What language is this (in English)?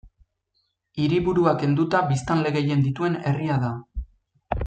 Basque